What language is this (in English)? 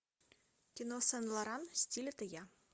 Russian